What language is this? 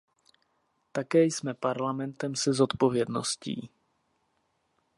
Czech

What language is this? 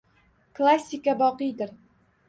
Uzbek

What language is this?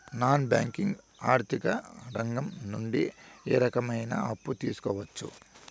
Telugu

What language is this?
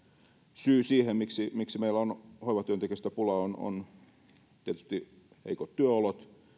Finnish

